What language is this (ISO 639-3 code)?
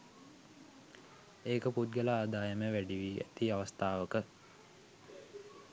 sin